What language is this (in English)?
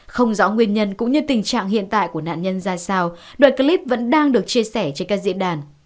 Vietnamese